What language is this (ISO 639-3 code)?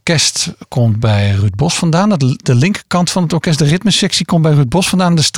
nld